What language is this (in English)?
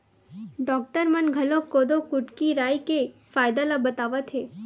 Chhattisgarhi